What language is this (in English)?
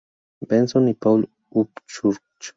Spanish